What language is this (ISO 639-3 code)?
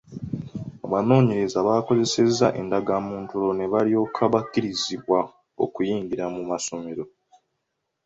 lug